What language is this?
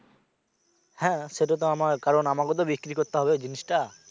Bangla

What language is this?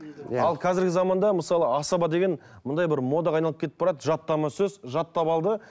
Kazakh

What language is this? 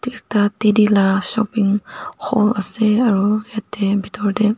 Naga Pidgin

